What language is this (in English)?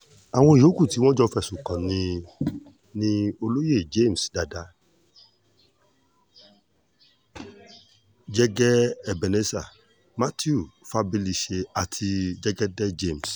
Yoruba